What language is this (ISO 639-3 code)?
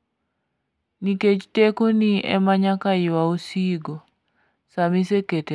luo